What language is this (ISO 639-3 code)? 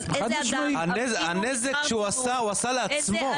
heb